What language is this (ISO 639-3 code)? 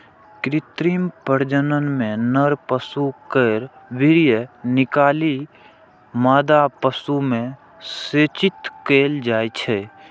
mai